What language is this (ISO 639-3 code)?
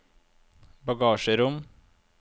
nor